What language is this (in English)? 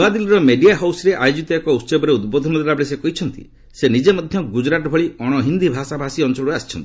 Odia